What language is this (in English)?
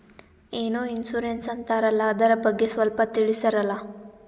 Kannada